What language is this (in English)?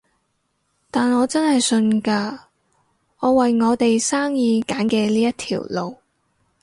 Cantonese